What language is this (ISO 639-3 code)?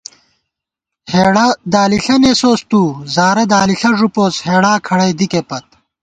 gwt